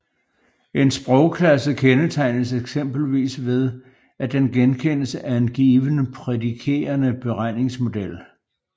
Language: Danish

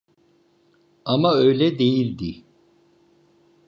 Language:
Turkish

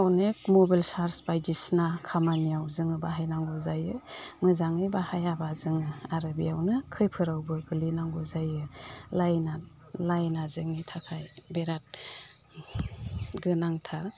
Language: Bodo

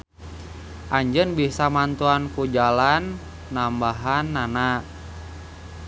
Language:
Sundanese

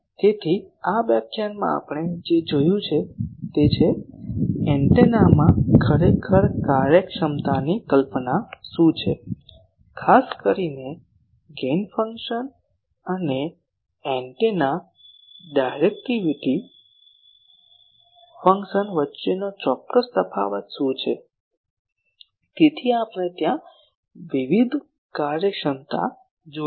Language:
Gujarati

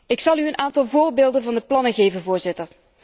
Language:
Dutch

